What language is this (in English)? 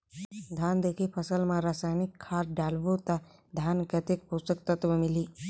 Chhattisgarhi